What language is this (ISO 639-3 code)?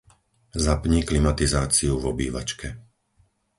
slk